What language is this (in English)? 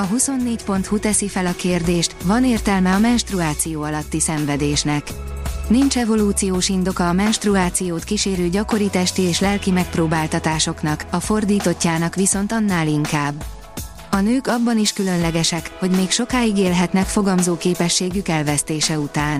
Hungarian